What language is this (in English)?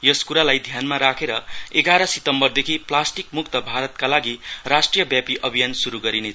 Nepali